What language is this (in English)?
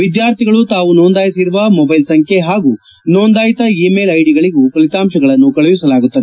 Kannada